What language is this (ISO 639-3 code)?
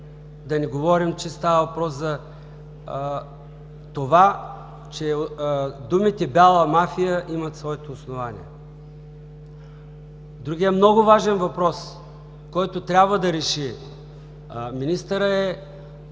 bul